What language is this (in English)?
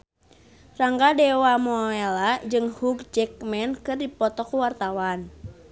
Sundanese